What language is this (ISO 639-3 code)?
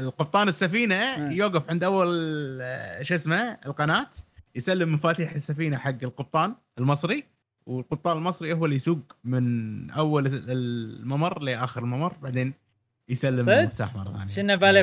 ara